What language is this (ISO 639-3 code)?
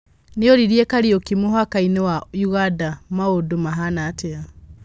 kik